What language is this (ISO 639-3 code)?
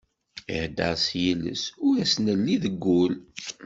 kab